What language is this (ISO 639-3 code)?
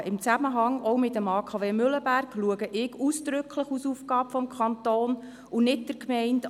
gsw